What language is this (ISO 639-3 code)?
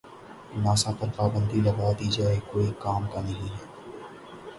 urd